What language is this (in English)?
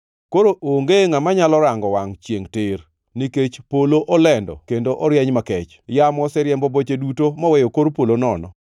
Luo (Kenya and Tanzania)